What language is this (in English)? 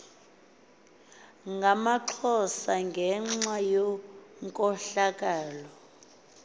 Xhosa